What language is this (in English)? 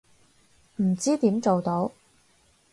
Cantonese